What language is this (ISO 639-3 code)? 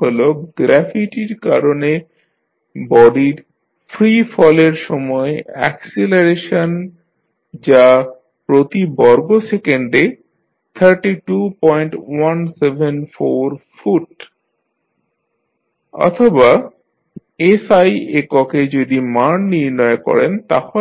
ben